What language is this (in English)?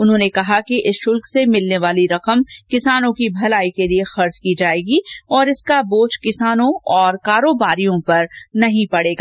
Hindi